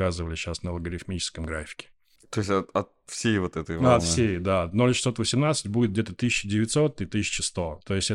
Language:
Russian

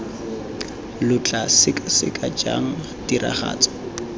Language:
Tswana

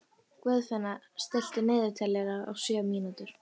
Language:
Icelandic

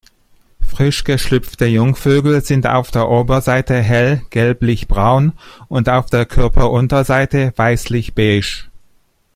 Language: German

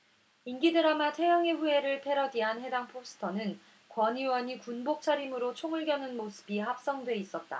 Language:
Korean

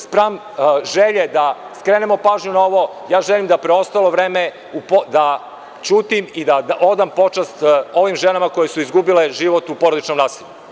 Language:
Serbian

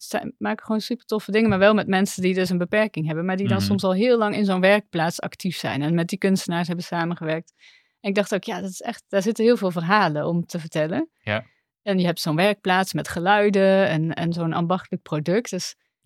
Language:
Dutch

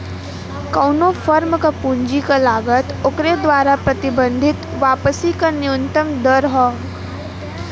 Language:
Bhojpuri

